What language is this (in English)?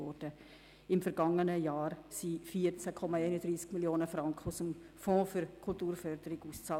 Swiss German